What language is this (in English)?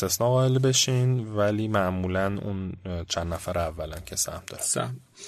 Persian